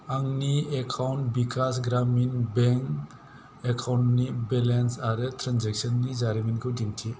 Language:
Bodo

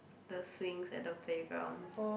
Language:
English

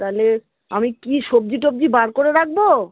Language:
Bangla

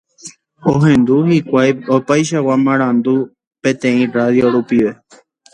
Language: Guarani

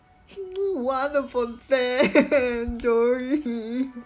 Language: English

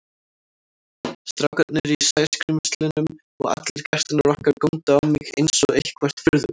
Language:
Icelandic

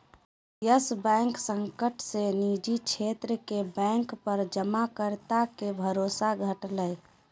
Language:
Magahi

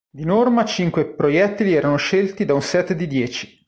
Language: Italian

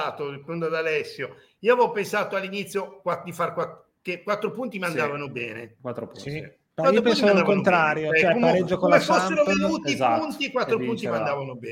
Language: Italian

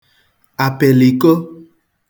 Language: Igbo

